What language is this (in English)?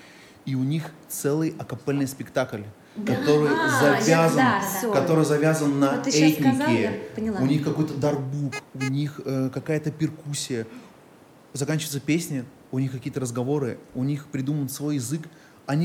Russian